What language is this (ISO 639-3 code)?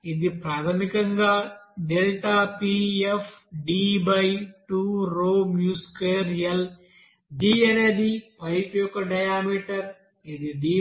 tel